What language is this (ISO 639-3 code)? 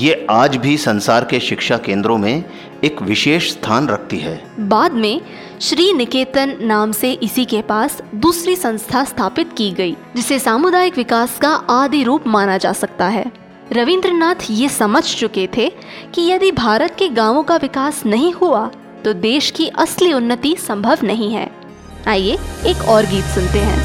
hin